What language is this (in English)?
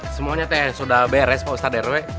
Indonesian